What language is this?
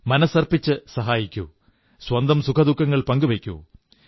Malayalam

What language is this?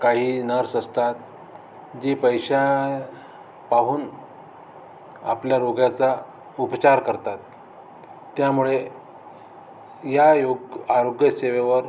Marathi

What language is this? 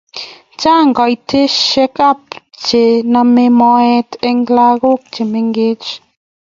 Kalenjin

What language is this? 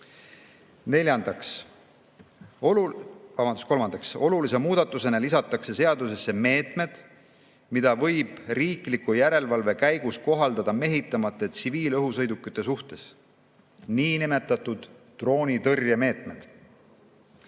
Estonian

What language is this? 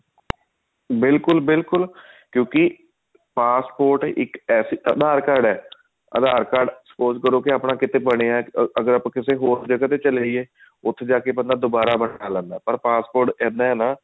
Punjabi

